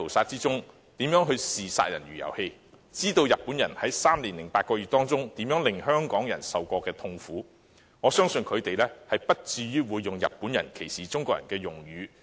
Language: Cantonese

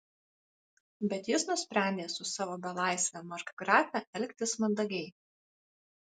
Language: Lithuanian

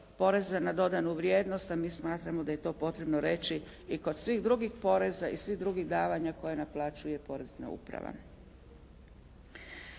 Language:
Croatian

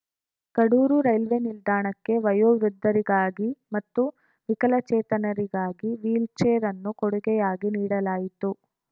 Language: Kannada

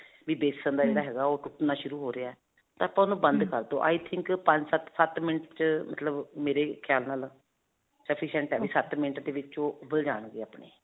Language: Punjabi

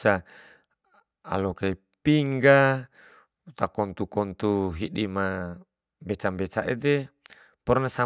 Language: Bima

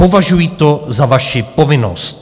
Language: Czech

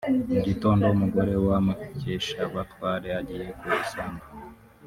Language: Kinyarwanda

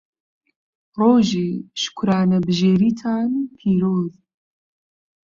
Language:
Central Kurdish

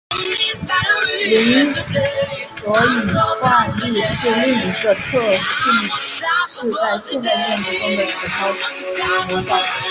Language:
Chinese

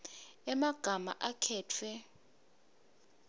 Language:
Swati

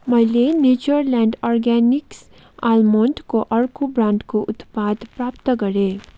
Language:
Nepali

